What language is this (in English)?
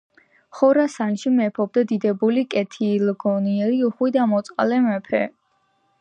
Georgian